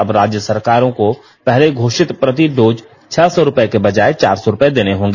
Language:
Hindi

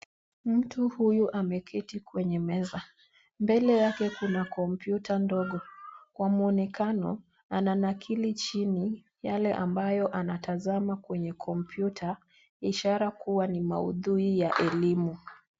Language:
Swahili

